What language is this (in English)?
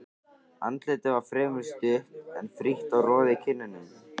Icelandic